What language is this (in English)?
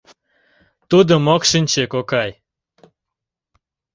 Mari